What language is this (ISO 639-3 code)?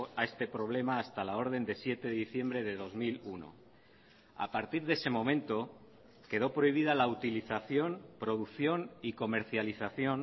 spa